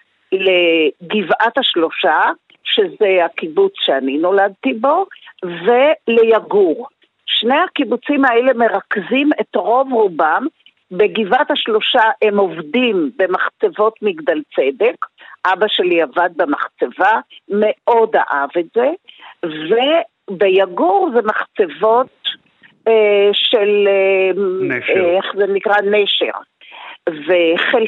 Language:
Hebrew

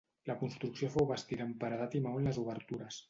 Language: Catalan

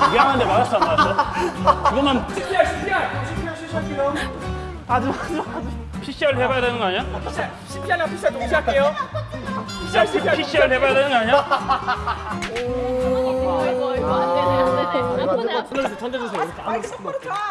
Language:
Korean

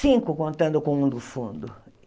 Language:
Portuguese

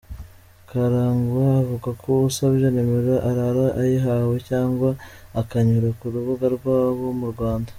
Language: Kinyarwanda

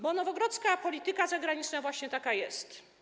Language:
Polish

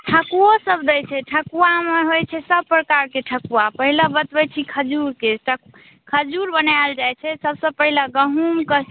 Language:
Maithili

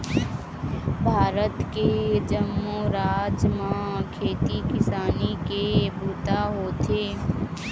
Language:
Chhattisgarhi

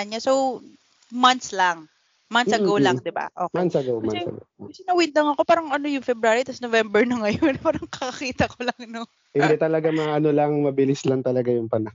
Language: Filipino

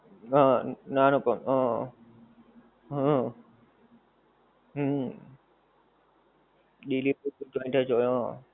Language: Gujarati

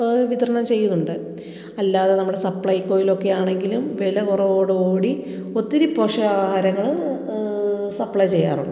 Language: Malayalam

